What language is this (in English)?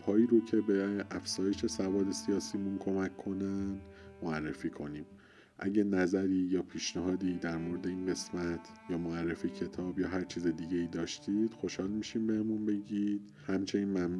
Persian